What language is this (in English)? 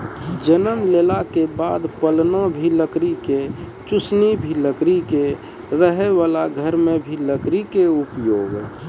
Maithili